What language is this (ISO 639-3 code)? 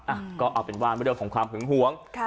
tha